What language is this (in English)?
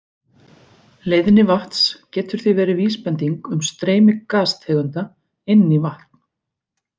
Icelandic